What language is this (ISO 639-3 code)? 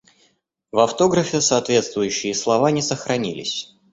rus